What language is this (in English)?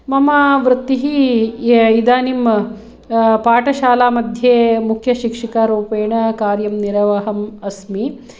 Sanskrit